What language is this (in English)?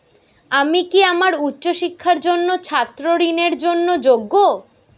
Bangla